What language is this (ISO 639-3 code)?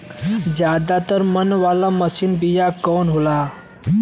bho